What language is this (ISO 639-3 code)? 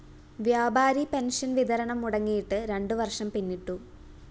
mal